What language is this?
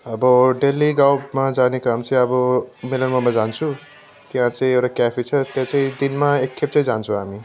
Nepali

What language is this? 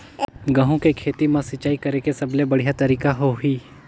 Chhattisgarhi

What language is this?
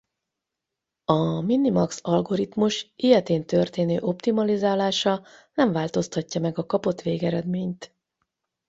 Hungarian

